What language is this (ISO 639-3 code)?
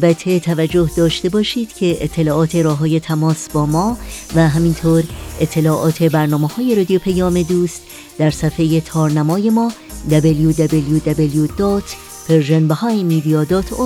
fas